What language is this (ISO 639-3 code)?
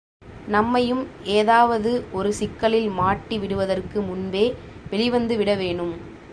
tam